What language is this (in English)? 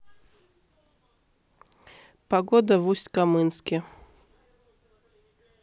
Russian